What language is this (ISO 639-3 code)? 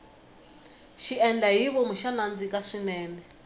tso